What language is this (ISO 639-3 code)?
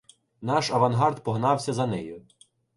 ukr